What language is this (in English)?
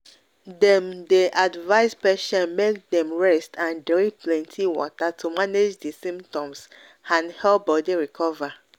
Nigerian Pidgin